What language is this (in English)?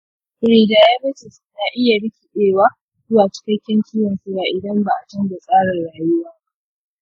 Hausa